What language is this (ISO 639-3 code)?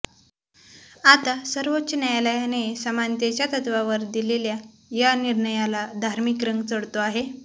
mar